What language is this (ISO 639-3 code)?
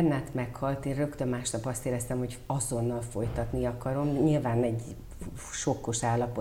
hun